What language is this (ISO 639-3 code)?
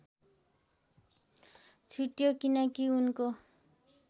nep